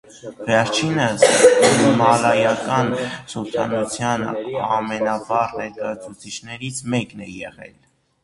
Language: Armenian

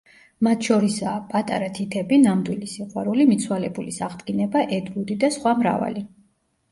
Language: Georgian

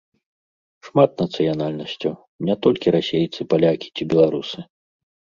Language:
Belarusian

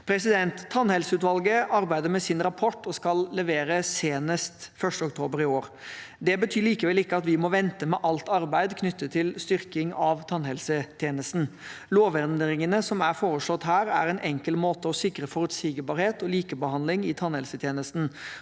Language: Norwegian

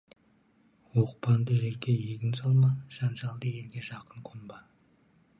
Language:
Kazakh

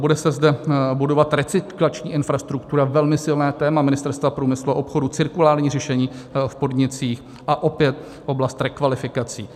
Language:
Czech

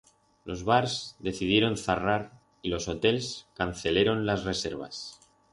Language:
Aragonese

